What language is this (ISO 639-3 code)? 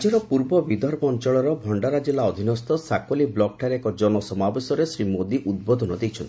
ori